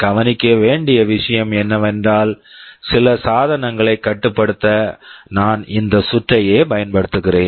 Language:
Tamil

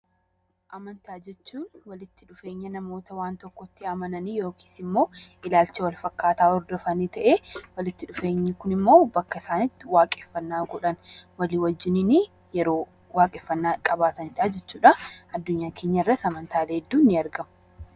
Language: Oromo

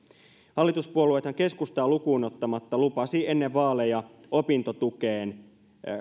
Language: Finnish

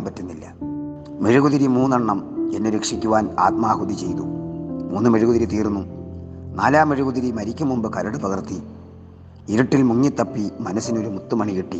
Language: Malayalam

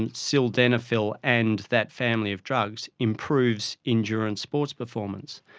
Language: English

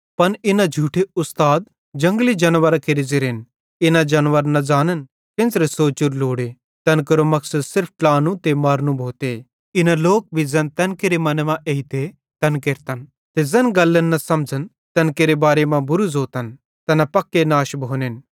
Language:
Bhadrawahi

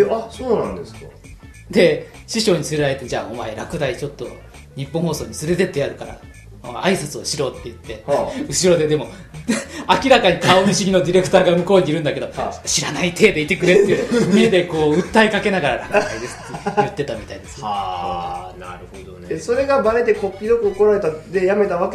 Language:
Japanese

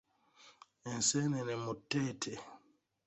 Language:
Ganda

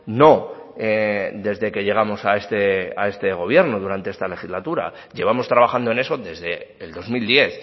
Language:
Spanish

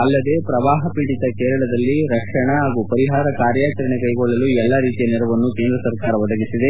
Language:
Kannada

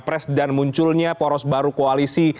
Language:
Indonesian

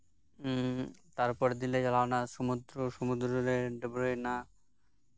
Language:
Santali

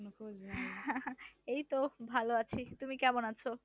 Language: Bangla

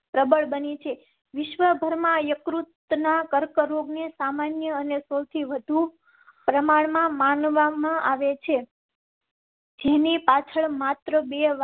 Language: Gujarati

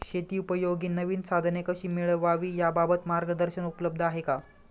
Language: Marathi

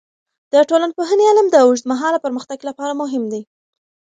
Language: Pashto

